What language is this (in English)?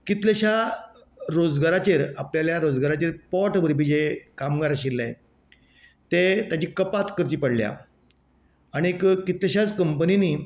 Konkani